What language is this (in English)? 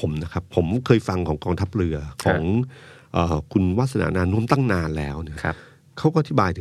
Thai